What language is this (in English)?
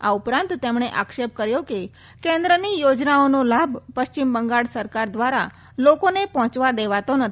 Gujarati